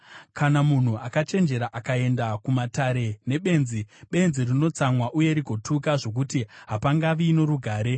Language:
Shona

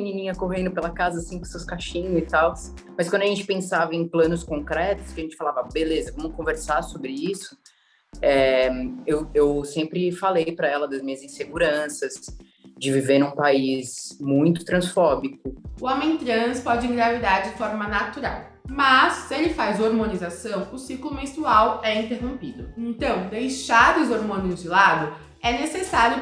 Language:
Portuguese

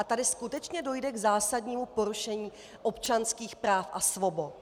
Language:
Czech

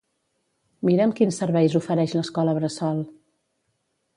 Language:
Catalan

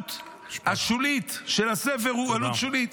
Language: Hebrew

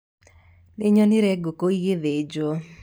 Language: Kikuyu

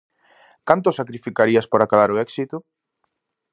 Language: Galician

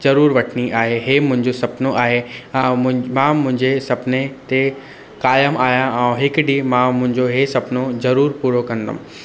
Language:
Sindhi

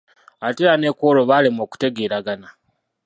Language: Ganda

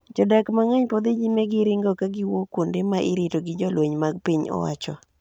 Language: Luo (Kenya and Tanzania)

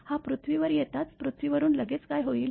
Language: Marathi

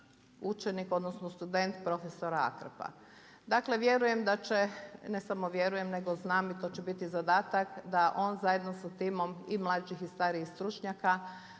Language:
Croatian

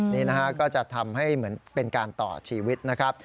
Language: Thai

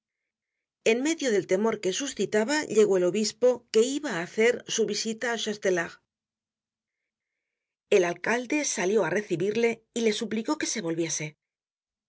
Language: Spanish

